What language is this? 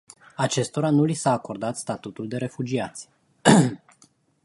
Romanian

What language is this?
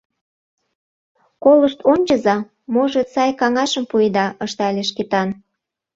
Mari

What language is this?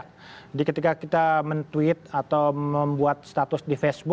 Indonesian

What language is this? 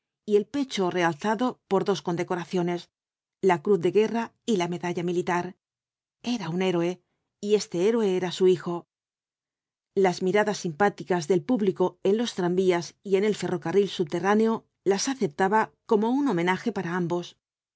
Spanish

